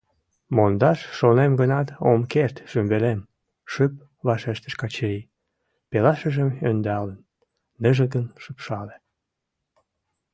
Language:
Mari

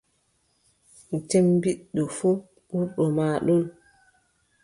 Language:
Adamawa Fulfulde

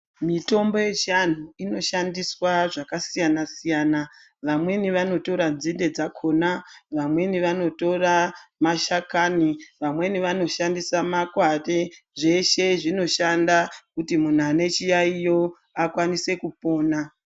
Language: Ndau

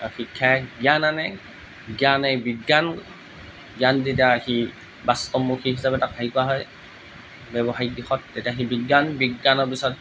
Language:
Assamese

